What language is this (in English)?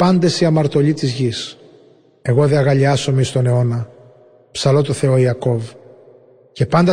Greek